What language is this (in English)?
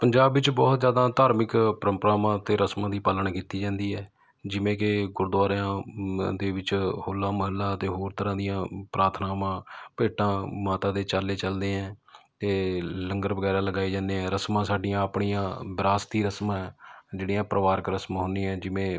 Punjabi